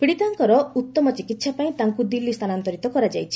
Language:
Odia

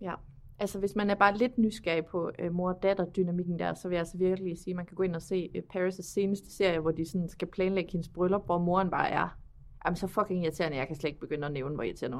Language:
Danish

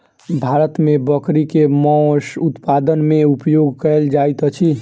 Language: Maithili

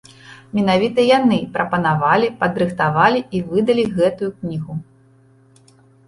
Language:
Belarusian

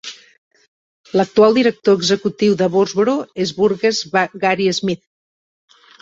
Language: Catalan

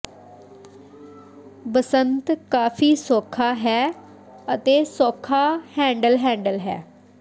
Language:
Punjabi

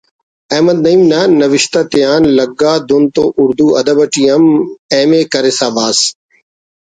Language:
Brahui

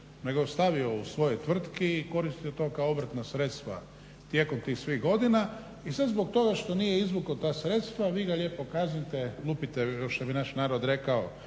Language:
Croatian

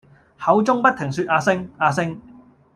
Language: Cantonese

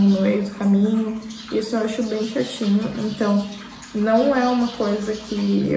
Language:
Portuguese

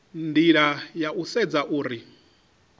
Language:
Venda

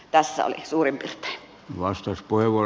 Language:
Finnish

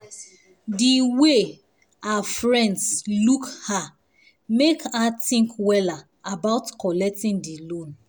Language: Nigerian Pidgin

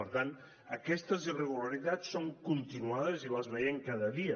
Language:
Catalan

